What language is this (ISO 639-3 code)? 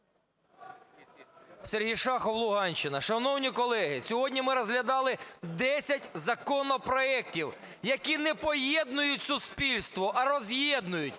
ukr